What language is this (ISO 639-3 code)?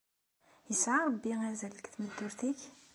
kab